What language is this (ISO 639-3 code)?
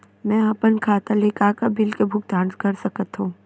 hne